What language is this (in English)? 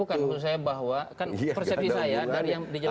Indonesian